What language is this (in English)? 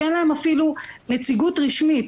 Hebrew